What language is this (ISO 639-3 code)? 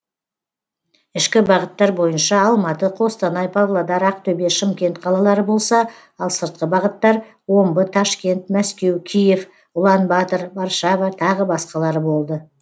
kaz